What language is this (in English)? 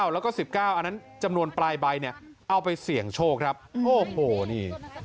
Thai